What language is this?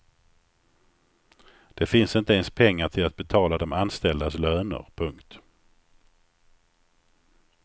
Swedish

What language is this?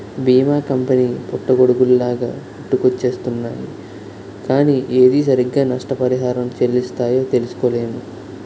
Telugu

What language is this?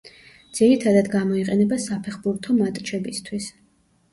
Georgian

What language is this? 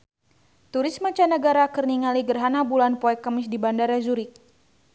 Sundanese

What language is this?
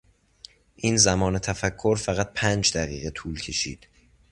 Persian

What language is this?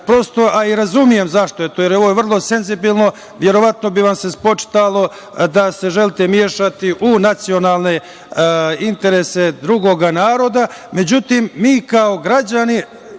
Serbian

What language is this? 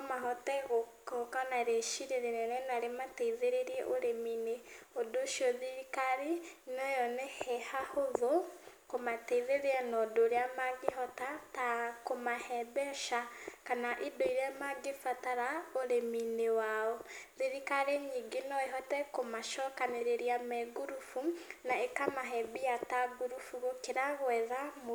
Kikuyu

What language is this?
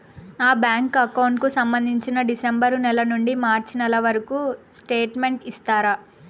Telugu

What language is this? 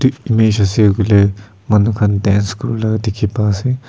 Naga Pidgin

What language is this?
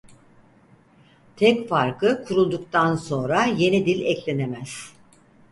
Turkish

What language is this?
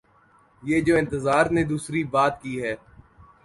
Urdu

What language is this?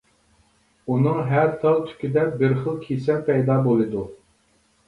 Uyghur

